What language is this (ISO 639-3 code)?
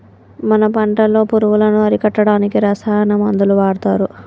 tel